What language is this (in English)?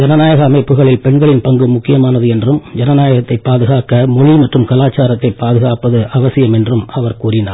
Tamil